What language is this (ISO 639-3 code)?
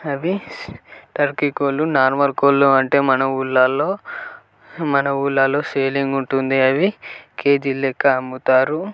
tel